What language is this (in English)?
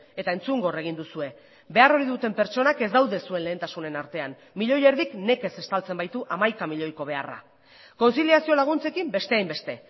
Basque